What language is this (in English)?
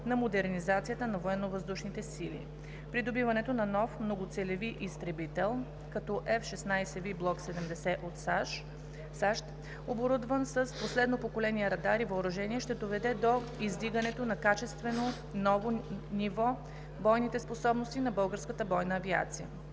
Bulgarian